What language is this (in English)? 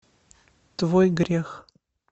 Russian